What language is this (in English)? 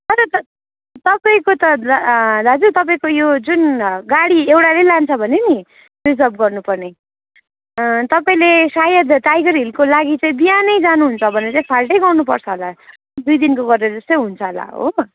Nepali